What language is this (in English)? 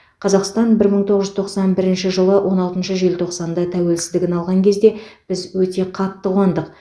Kazakh